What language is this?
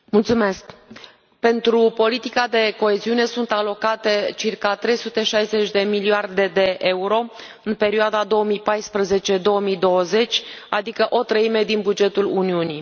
Romanian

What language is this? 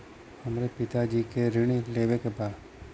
Bhojpuri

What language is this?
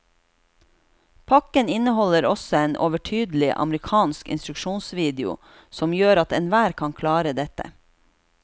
Norwegian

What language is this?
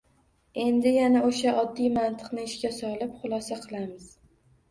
Uzbek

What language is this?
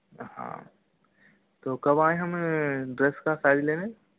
Hindi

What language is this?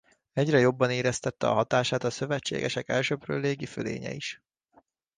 Hungarian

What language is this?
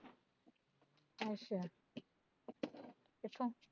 Punjabi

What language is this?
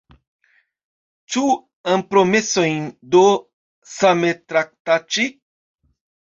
Esperanto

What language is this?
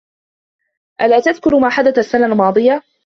Arabic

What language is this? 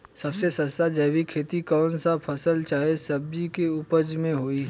Bhojpuri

